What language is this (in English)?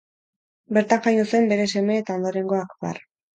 Basque